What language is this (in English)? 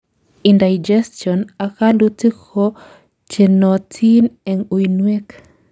Kalenjin